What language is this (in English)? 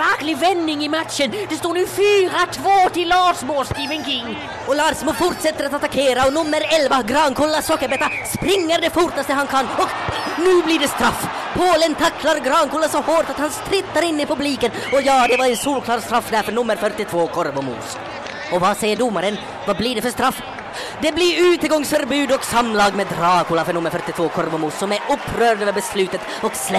Swedish